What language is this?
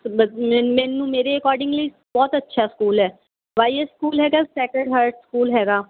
Punjabi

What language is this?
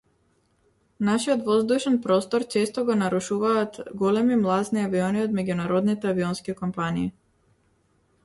Macedonian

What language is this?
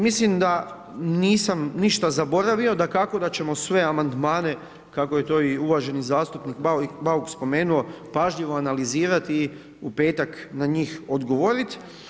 Croatian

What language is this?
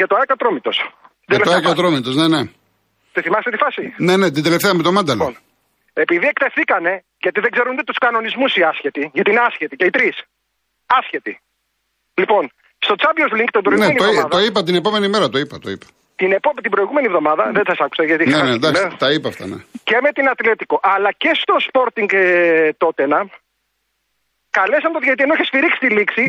Greek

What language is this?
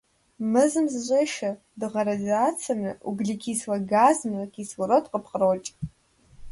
Kabardian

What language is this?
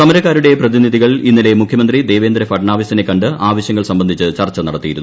Malayalam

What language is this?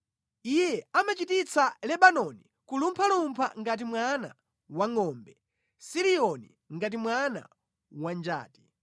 Nyanja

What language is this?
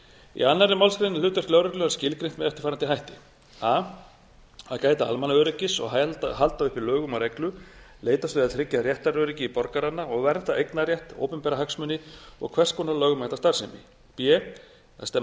Icelandic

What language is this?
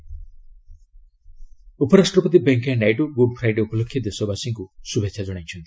Odia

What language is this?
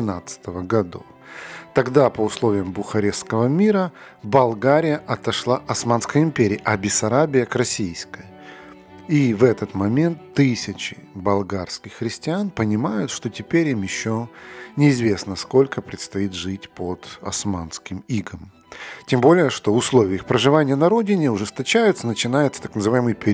Russian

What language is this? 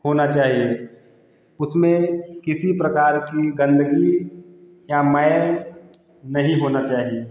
Hindi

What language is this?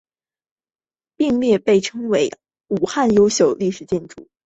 Chinese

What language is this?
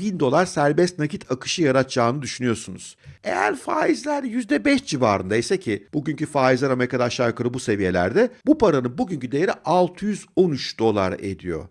Turkish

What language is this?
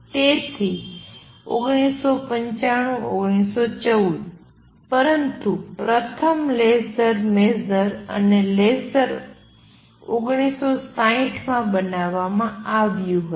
Gujarati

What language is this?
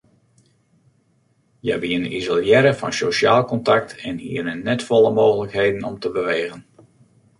Western Frisian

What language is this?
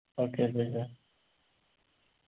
Malayalam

